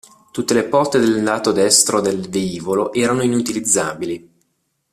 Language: Italian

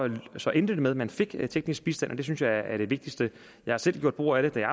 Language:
Danish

